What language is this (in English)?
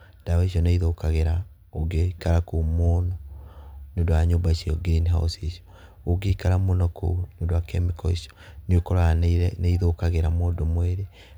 Kikuyu